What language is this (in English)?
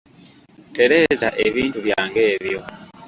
Ganda